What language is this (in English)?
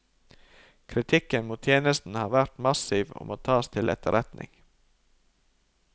Norwegian